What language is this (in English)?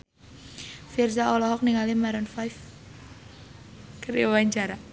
Sundanese